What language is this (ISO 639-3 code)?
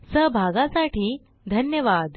mar